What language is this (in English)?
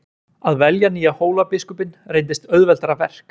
Icelandic